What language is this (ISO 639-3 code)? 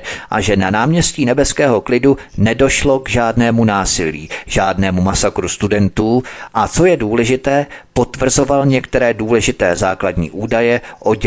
ces